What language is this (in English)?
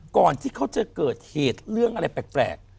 Thai